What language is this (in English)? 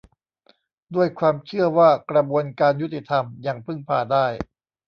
Thai